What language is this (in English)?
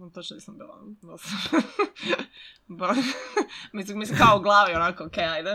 Croatian